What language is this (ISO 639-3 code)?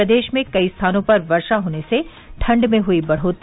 hin